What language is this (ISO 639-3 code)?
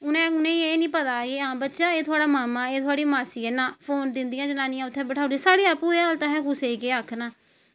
doi